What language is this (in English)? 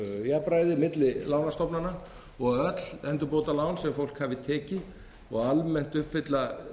Icelandic